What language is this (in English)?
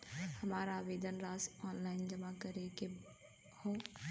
Bhojpuri